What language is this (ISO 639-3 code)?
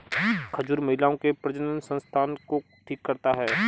hin